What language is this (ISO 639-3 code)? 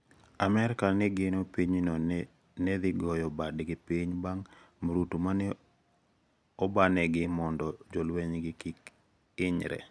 luo